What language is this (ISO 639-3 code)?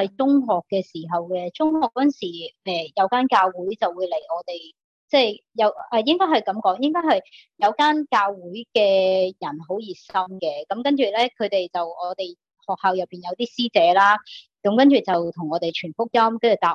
zho